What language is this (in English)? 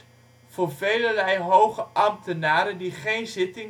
Dutch